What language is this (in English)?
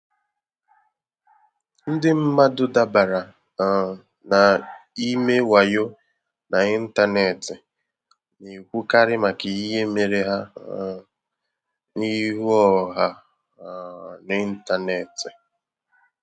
Igbo